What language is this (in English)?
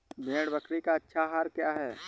Hindi